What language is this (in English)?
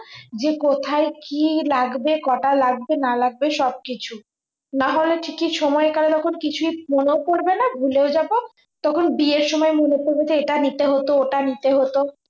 Bangla